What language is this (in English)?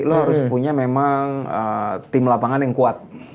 Indonesian